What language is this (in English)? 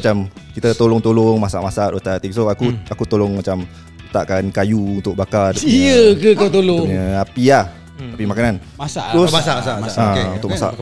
Malay